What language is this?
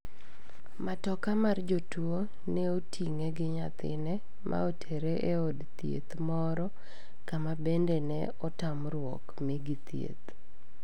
Luo (Kenya and Tanzania)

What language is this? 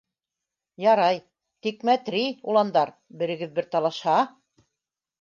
Bashkir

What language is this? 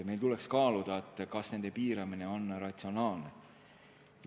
Estonian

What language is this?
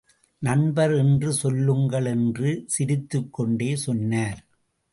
Tamil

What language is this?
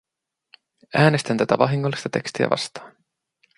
Finnish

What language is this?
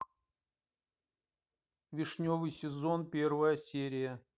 Russian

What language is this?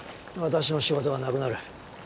Japanese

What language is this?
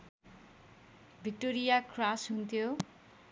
Nepali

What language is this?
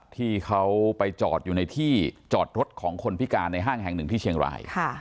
Thai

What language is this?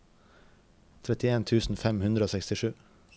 Norwegian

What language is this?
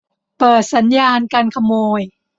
Thai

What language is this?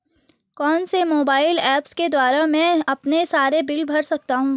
Hindi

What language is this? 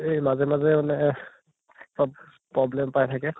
Assamese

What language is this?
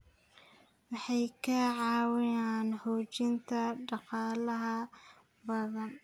Somali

